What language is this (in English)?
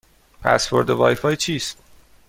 Persian